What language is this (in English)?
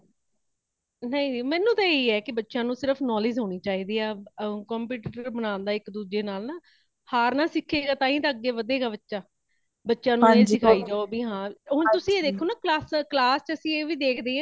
Punjabi